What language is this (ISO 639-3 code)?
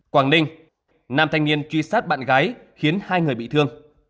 vie